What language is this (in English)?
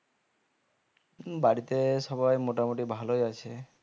Bangla